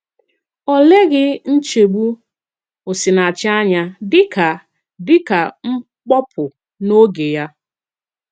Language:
Igbo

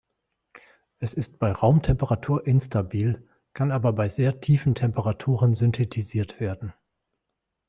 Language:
German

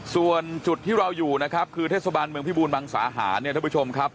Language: Thai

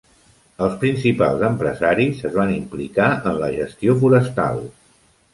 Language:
Catalan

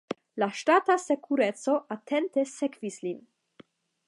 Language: Esperanto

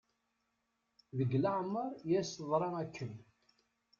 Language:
Kabyle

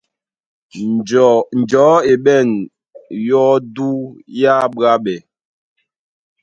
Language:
Duala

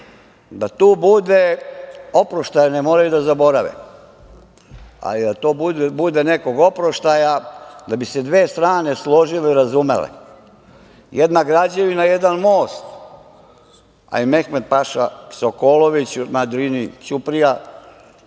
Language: Serbian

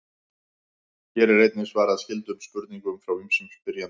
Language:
Icelandic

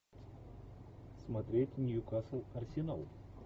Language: Russian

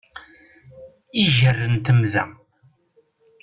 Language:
Kabyle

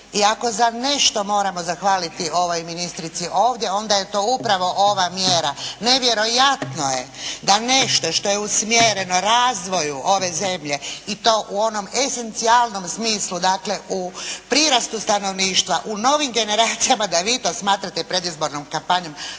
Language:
Croatian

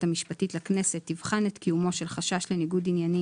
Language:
Hebrew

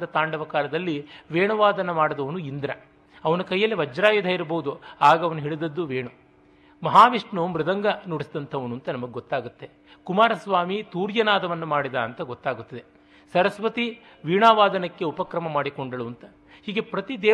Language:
Kannada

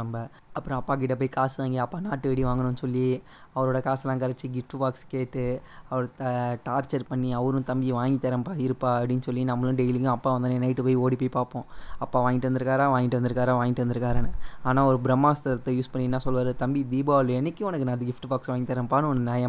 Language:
Tamil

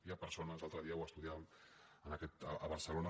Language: Catalan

